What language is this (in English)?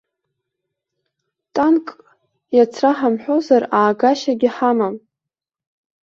Abkhazian